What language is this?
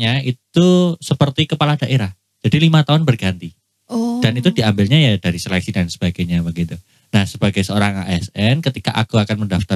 Indonesian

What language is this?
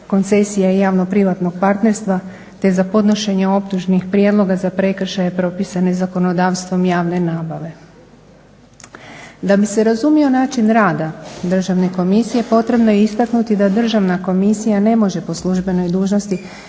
Croatian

